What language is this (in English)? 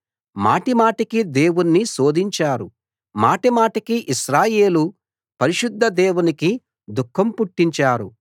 Telugu